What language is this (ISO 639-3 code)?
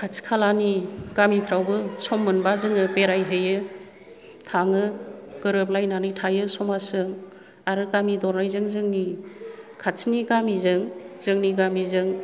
brx